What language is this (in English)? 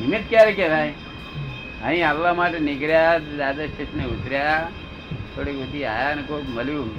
Gujarati